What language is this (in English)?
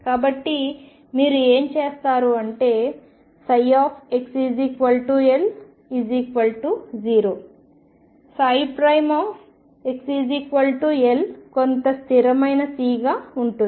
Telugu